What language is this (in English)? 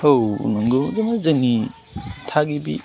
Bodo